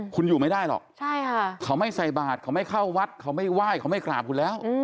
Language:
Thai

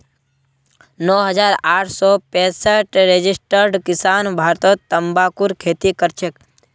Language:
Magahi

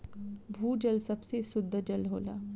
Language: Bhojpuri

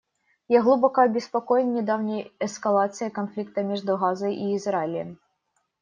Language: Russian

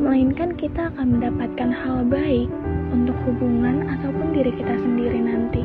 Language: Indonesian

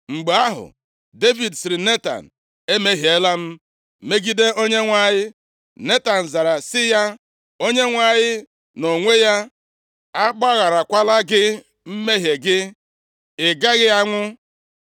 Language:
Igbo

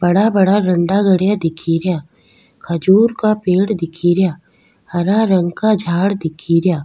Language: Rajasthani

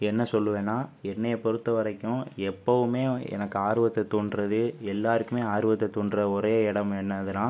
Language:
Tamil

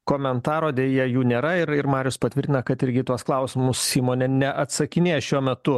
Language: Lithuanian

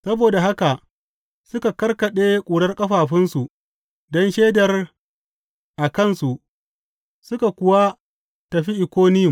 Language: Hausa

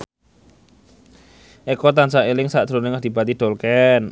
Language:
Javanese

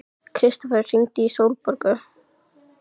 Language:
Icelandic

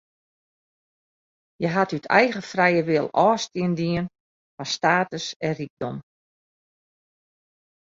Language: Western Frisian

